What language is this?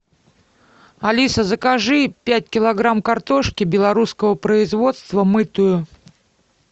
Russian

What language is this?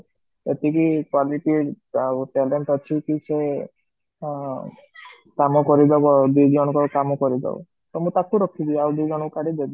Odia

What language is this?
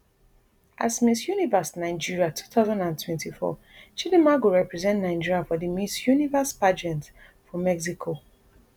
Nigerian Pidgin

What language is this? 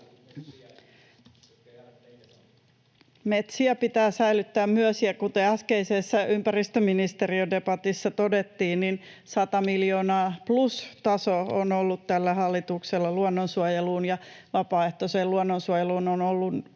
Finnish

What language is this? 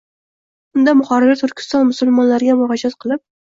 Uzbek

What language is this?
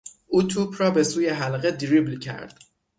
Persian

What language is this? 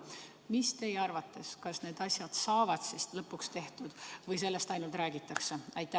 Estonian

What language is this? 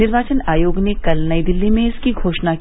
Hindi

